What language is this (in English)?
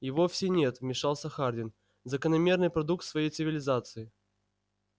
Russian